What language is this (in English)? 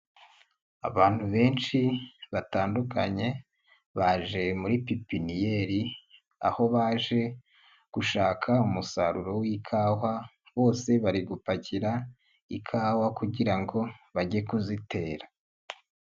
Kinyarwanda